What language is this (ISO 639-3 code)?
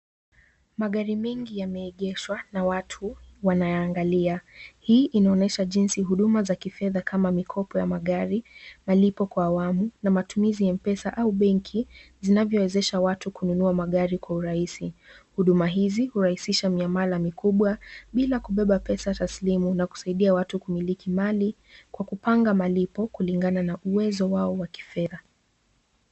swa